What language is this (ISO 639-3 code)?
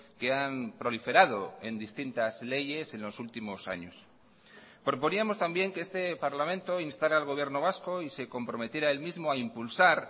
spa